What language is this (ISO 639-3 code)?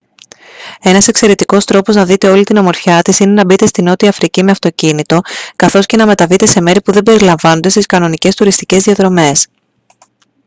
ell